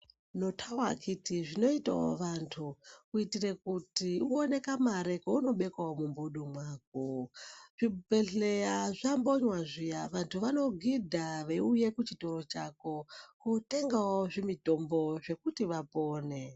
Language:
Ndau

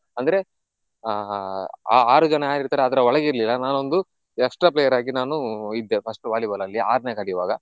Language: Kannada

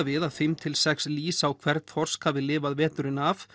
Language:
Icelandic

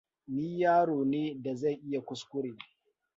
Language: Hausa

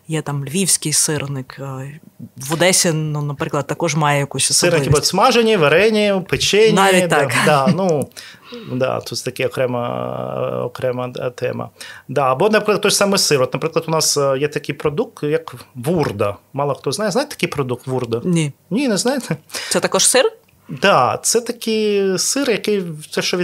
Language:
Ukrainian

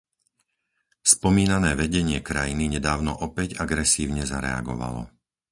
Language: Slovak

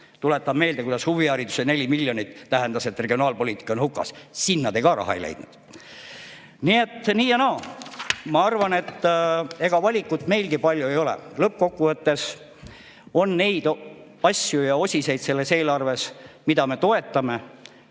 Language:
Estonian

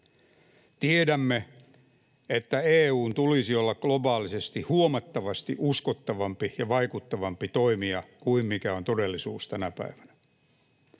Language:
Finnish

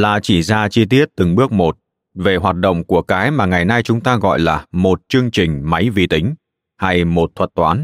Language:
Vietnamese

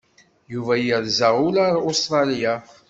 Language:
Kabyle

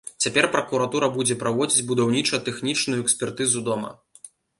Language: Belarusian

